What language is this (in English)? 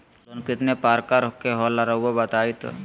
Magahi